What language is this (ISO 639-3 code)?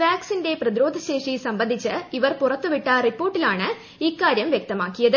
mal